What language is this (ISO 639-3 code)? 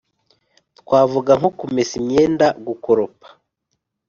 kin